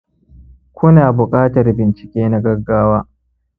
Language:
Hausa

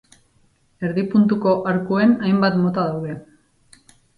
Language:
Basque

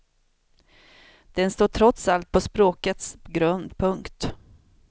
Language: Swedish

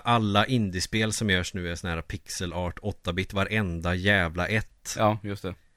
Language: Swedish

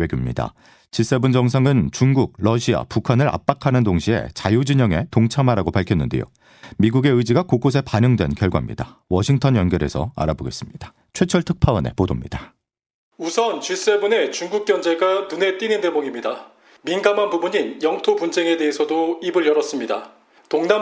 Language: Korean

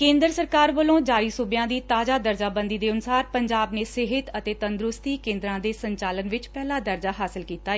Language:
Punjabi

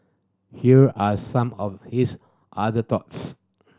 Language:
English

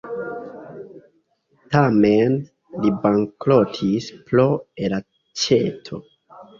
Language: Esperanto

